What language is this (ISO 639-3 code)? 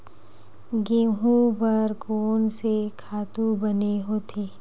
hne